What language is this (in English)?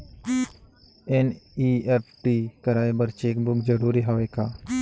Chhattisgarhi